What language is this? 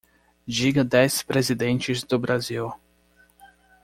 Portuguese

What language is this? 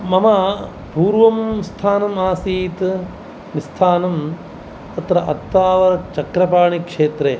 Sanskrit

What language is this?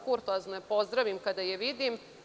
Serbian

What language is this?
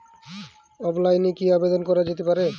Bangla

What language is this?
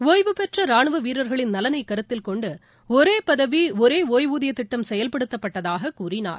Tamil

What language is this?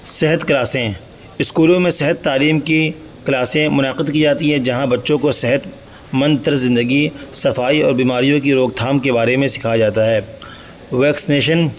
Urdu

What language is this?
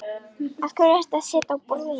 Icelandic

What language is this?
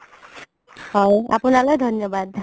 Assamese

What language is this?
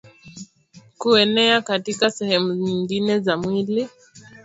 Swahili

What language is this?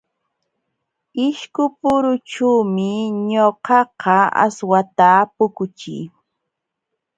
Jauja Wanca Quechua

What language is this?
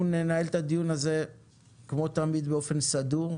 Hebrew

